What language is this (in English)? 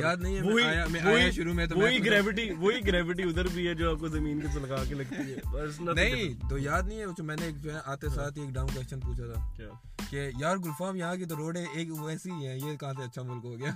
Urdu